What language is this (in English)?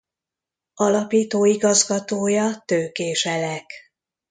Hungarian